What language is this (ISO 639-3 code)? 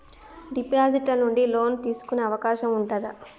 tel